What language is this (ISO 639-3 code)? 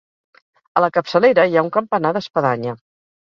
cat